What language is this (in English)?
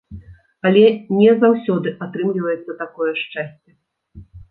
Belarusian